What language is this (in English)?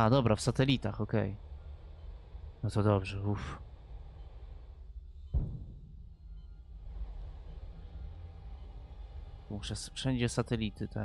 Polish